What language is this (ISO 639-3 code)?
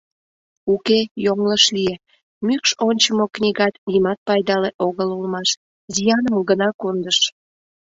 chm